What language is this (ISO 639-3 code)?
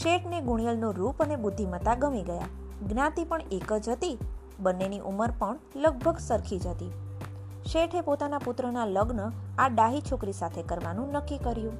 guj